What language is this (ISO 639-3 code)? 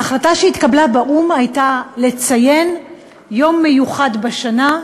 heb